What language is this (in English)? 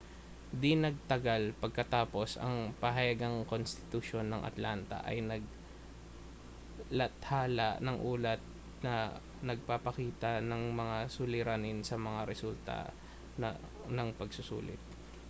Filipino